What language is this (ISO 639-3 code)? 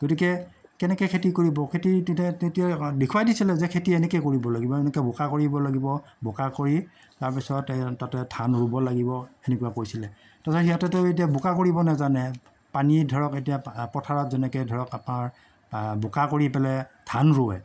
asm